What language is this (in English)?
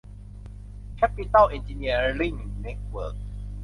Thai